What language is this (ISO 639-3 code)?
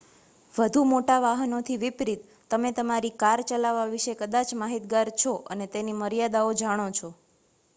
guj